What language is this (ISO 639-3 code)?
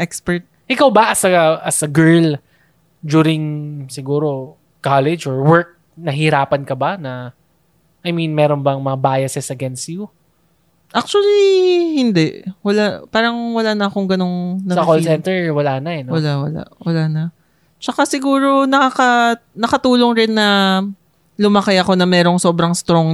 fil